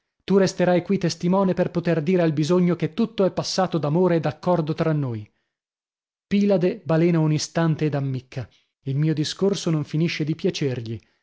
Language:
Italian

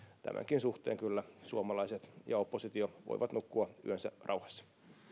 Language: Finnish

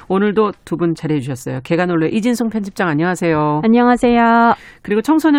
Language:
Korean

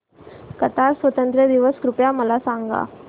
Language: Marathi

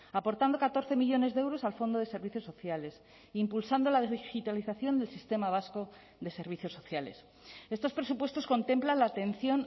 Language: Spanish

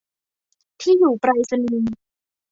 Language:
Thai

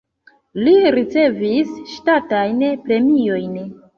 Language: Esperanto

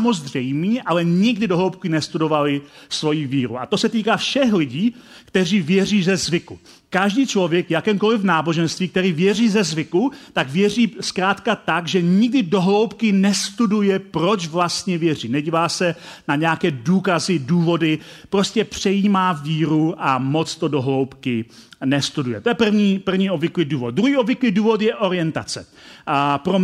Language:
Czech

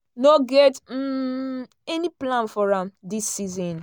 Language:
Nigerian Pidgin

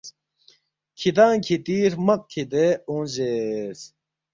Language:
Balti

